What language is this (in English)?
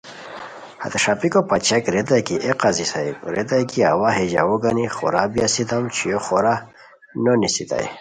Khowar